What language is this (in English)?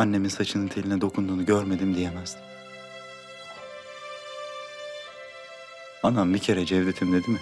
Turkish